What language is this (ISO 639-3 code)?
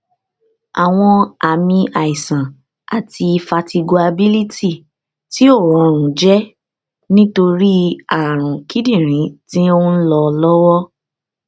yor